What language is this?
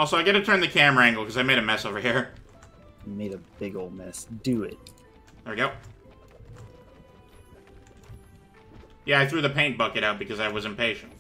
English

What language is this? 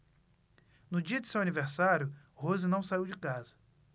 Portuguese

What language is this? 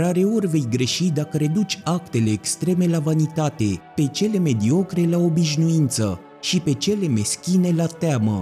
Romanian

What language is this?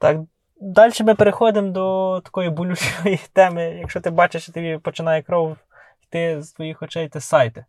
Ukrainian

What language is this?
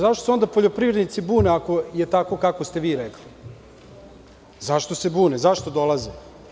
Serbian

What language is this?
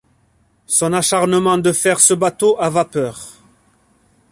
French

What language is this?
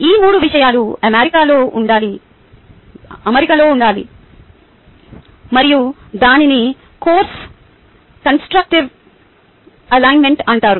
Telugu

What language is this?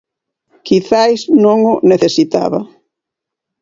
Galician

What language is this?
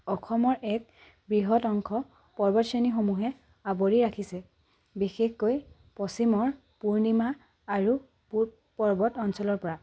Assamese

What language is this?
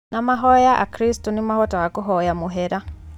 Kikuyu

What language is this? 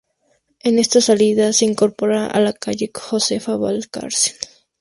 Spanish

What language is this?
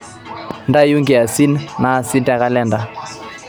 Masai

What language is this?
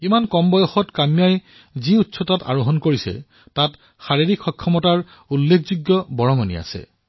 Assamese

